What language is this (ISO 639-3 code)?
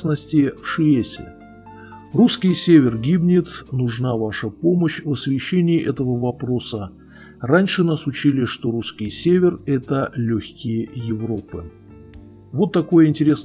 rus